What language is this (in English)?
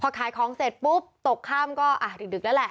Thai